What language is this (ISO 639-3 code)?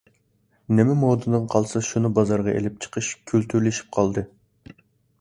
uig